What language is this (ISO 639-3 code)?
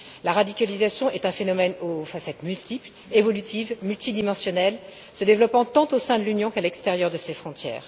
fra